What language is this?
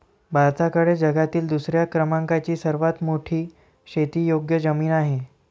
Marathi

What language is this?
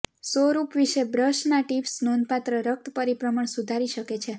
Gujarati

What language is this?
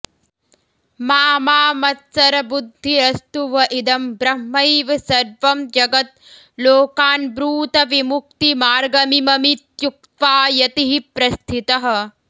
Sanskrit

